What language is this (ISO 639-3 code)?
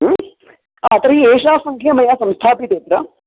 san